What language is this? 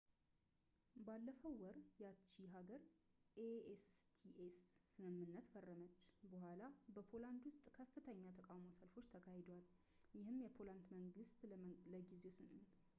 Amharic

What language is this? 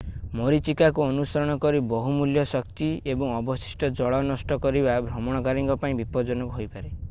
Odia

